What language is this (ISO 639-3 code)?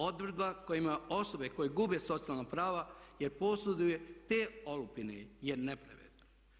hrv